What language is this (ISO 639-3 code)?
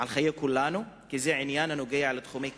heb